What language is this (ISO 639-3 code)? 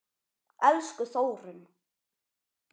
isl